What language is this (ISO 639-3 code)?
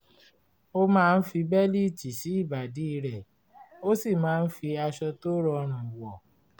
yor